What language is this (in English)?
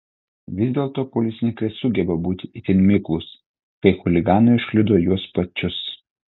Lithuanian